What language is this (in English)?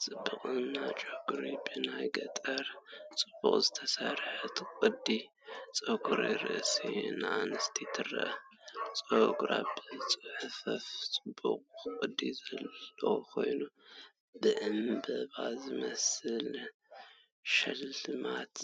Tigrinya